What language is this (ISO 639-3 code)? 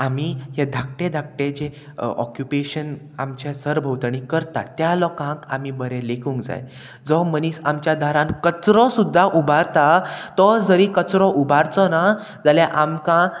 kok